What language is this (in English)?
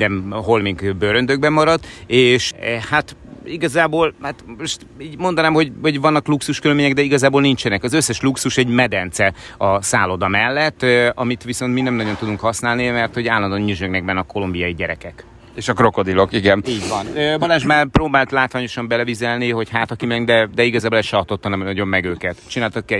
Hungarian